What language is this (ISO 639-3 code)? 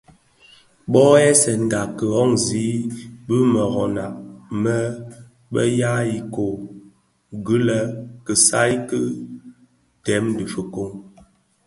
ksf